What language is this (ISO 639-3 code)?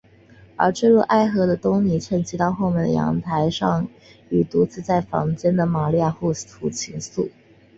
zho